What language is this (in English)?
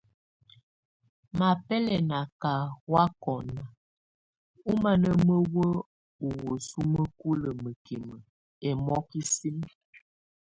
Tunen